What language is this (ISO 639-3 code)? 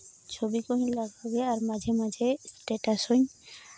sat